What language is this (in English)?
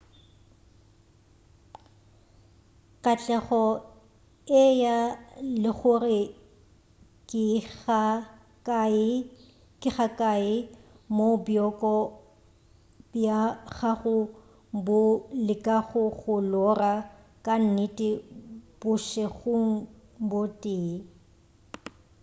Northern Sotho